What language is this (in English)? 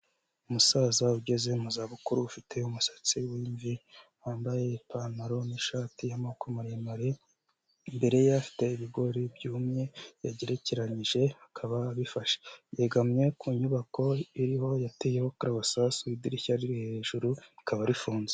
Kinyarwanda